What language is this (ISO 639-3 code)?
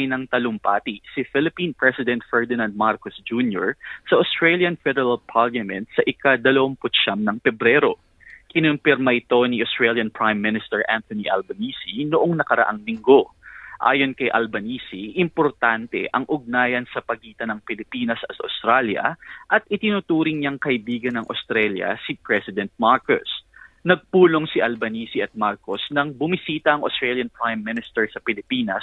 fil